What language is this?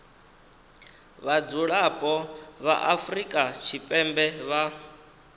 Venda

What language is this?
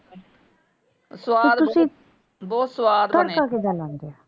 Punjabi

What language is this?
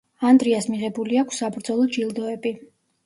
Georgian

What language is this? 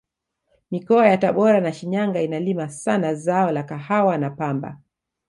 Swahili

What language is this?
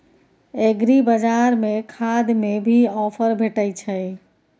Maithili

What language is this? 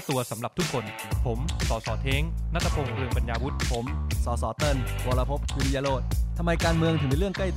Thai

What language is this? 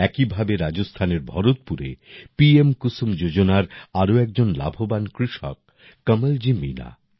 Bangla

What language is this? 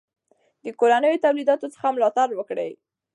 Pashto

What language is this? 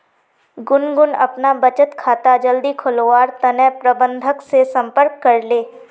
Magahi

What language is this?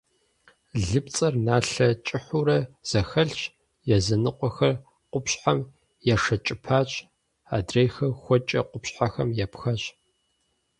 Kabardian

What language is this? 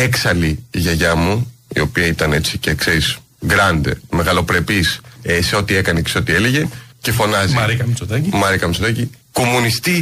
Greek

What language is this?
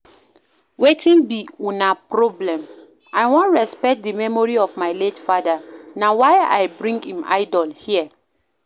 Nigerian Pidgin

